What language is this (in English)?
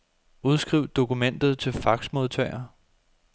Danish